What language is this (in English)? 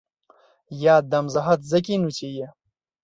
Belarusian